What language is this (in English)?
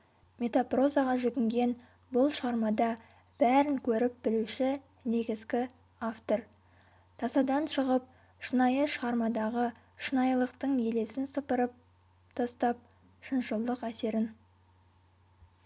Kazakh